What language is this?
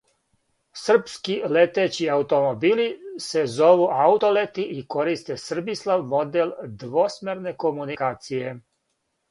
Serbian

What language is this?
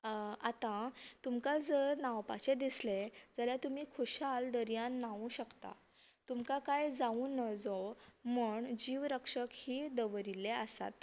Konkani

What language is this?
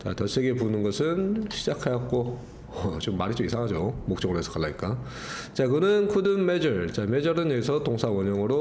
Korean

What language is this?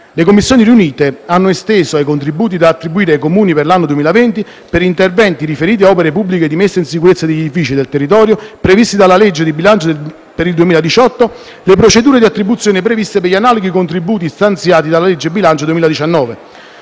Italian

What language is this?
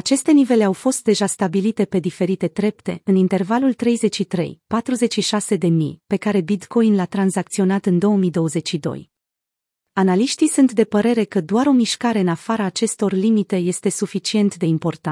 Romanian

